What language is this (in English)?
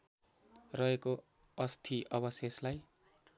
Nepali